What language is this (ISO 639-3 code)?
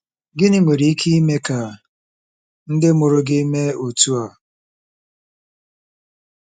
ibo